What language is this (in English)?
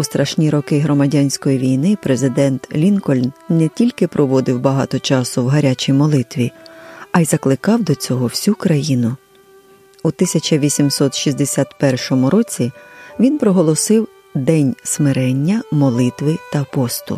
Ukrainian